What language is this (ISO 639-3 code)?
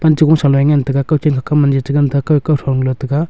nnp